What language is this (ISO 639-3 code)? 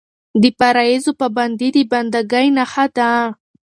pus